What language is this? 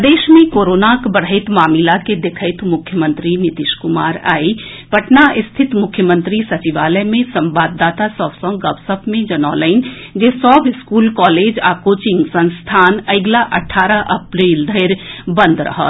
Maithili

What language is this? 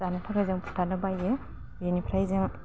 Bodo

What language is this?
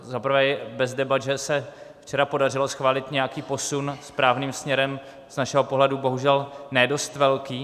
Czech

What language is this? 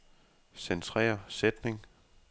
Danish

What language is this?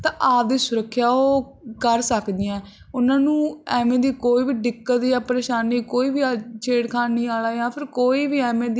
Punjabi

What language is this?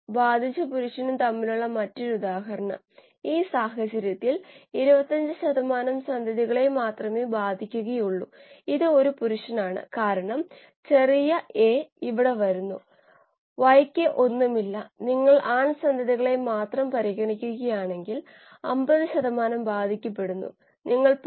Malayalam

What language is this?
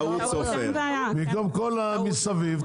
Hebrew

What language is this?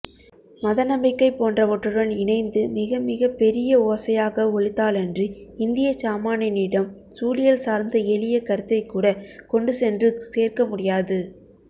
Tamil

